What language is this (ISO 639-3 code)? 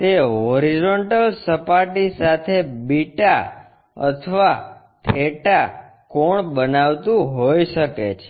guj